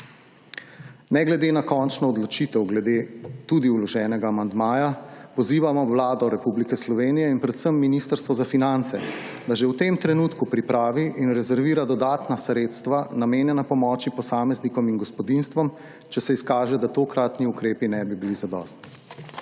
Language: Slovenian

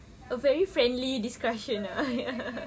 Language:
English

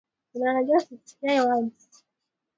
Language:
Swahili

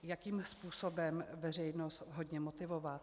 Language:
Czech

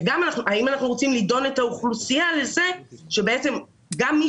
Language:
Hebrew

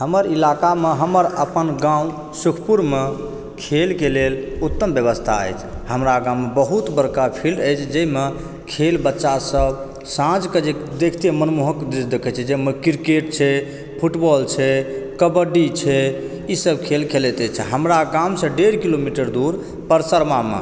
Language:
Maithili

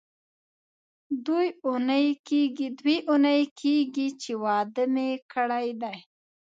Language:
Pashto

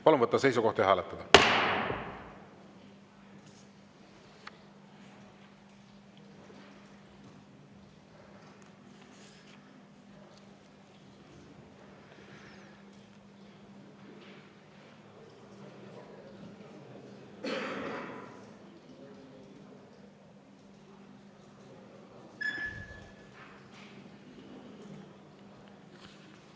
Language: Estonian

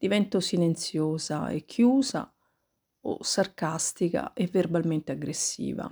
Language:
Italian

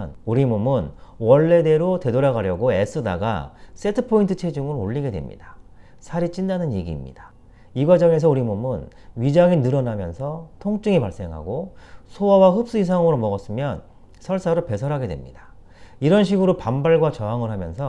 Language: Korean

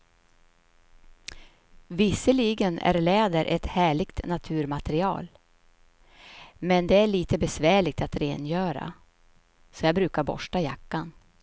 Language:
Swedish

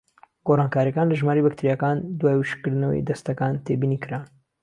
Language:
Central Kurdish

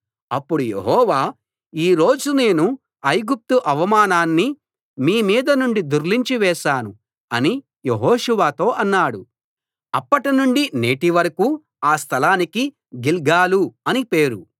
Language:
Telugu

